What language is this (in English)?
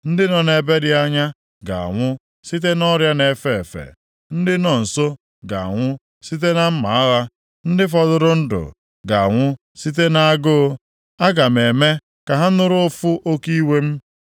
Igbo